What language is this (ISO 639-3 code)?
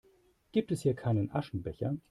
deu